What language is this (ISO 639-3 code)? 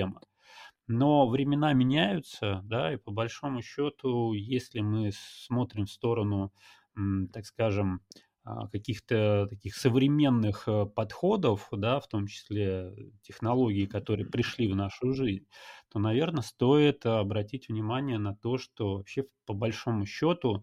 rus